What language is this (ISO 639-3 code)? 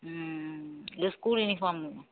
tam